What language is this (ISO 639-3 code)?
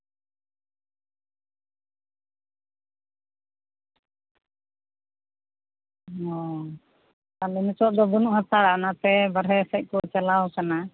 sat